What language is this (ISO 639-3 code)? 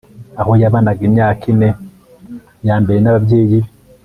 kin